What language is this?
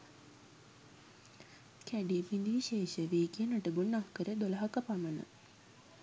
Sinhala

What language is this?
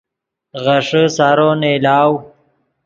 Yidgha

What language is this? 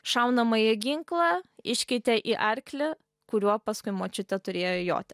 Lithuanian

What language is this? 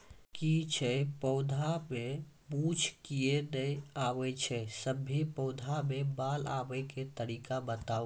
Maithili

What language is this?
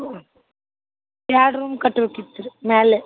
Kannada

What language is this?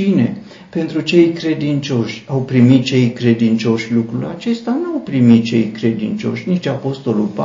Romanian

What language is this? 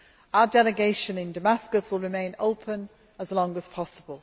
English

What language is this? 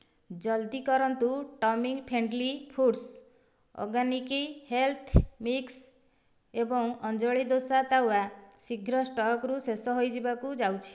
Odia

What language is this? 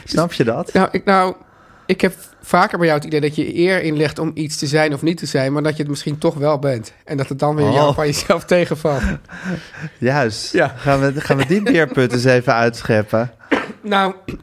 Dutch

